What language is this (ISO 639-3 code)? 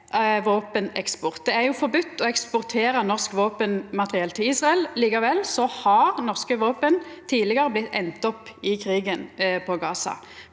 nor